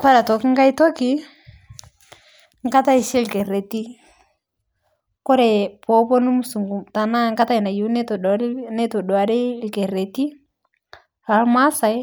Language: Masai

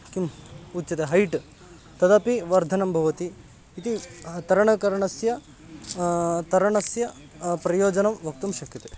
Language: Sanskrit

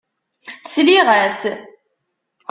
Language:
Kabyle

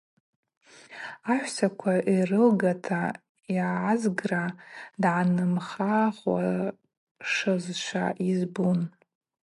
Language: Abaza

